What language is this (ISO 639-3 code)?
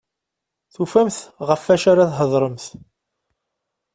kab